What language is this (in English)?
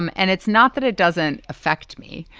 English